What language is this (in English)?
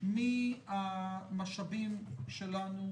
Hebrew